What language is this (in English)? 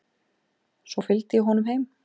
Icelandic